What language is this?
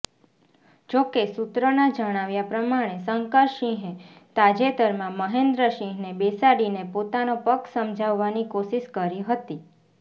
Gujarati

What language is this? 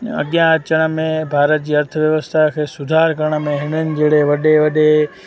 Sindhi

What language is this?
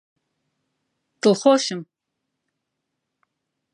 Central Kurdish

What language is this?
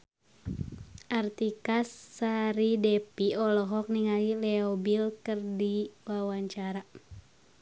Sundanese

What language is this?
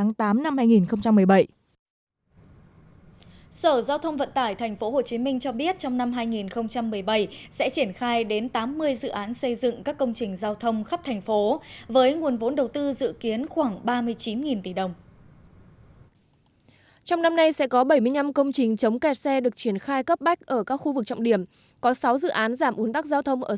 Vietnamese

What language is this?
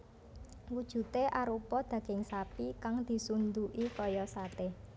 Javanese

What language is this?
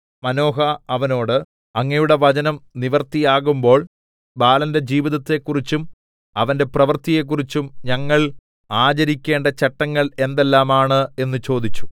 Malayalam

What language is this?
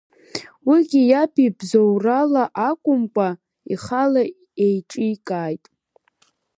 Abkhazian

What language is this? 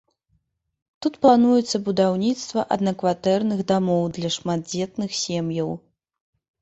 Belarusian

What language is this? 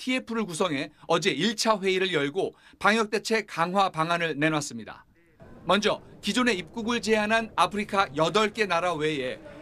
Korean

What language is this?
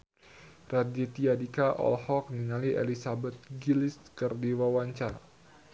Sundanese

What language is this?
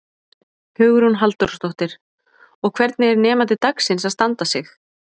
Icelandic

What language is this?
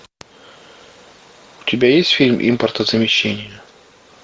Russian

